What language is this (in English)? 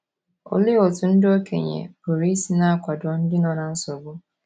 Igbo